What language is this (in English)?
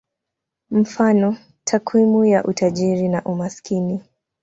Swahili